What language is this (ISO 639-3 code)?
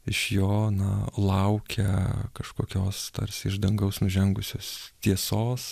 lit